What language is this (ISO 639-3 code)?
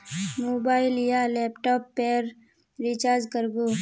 mag